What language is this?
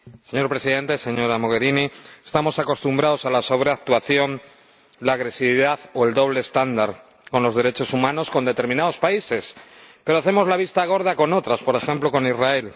Spanish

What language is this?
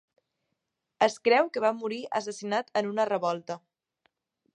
Catalan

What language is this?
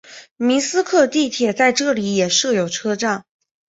Chinese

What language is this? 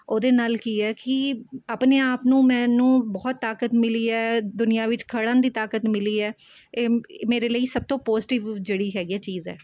Punjabi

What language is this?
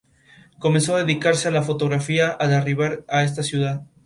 Spanish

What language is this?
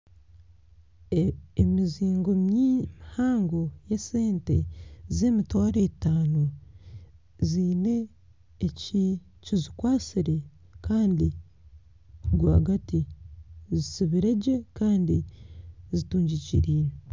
Nyankole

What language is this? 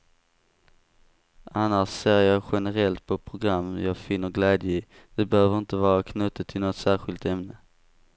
Swedish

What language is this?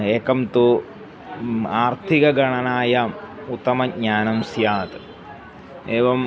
Sanskrit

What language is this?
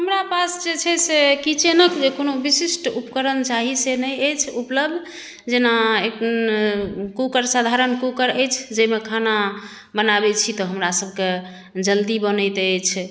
Maithili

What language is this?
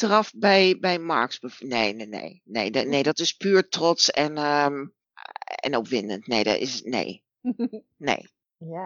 Dutch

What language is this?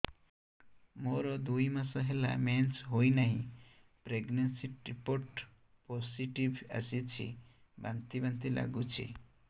Odia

